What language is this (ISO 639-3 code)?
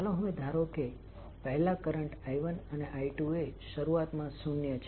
guj